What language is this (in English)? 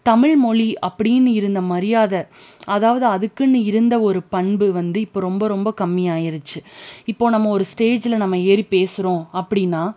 Tamil